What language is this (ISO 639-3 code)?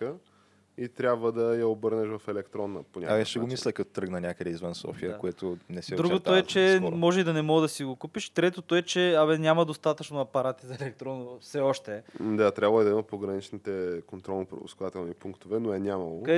bul